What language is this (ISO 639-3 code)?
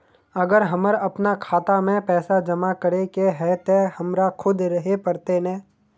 mag